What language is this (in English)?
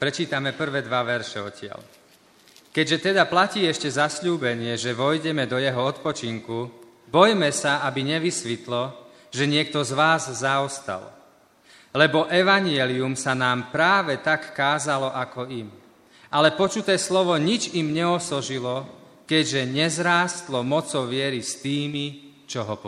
Slovak